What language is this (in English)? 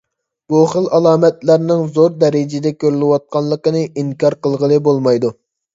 Uyghur